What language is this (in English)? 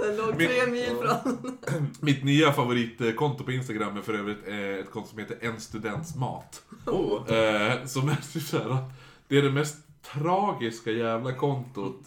Swedish